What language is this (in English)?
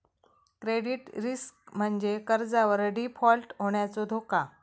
Marathi